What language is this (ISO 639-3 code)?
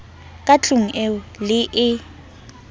sot